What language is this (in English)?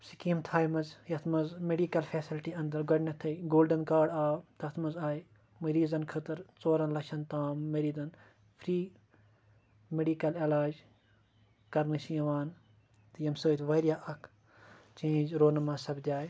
Kashmiri